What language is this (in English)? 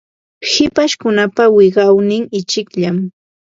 Ambo-Pasco Quechua